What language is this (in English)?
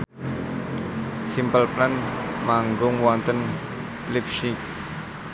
Javanese